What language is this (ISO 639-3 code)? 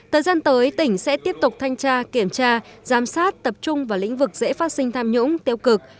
vie